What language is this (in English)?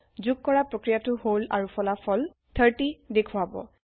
Assamese